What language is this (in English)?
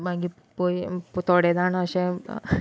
Konkani